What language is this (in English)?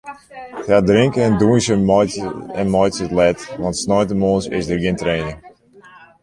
Western Frisian